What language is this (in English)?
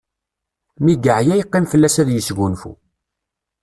Kabyle